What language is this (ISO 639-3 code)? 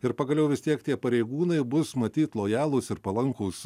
lit